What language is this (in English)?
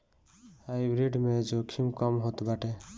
Bhojpuri